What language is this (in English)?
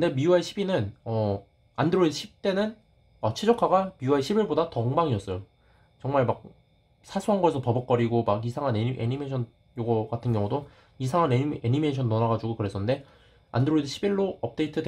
Korean